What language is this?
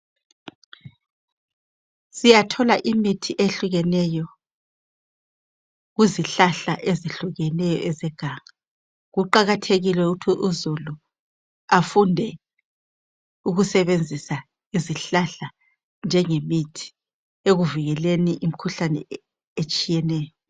North Ndebele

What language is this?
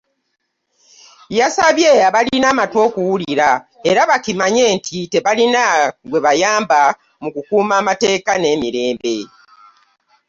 Ganda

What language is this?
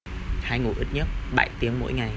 Vietnamese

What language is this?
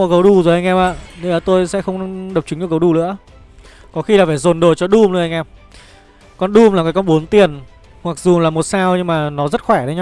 Vietnamese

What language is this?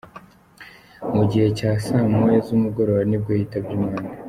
Kinyarwanda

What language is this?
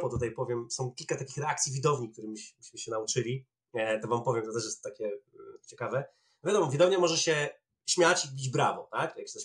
Polish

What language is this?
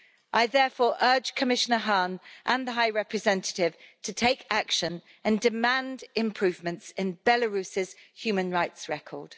English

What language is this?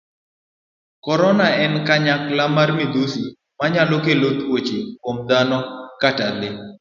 Luo (Kenya and Tanzania)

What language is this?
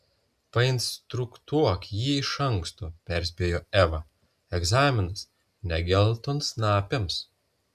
Lithuanian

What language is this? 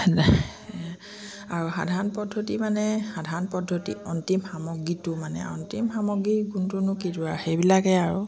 Assamese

